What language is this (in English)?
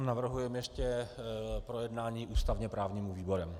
Czech